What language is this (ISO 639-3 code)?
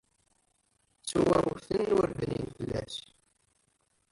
kab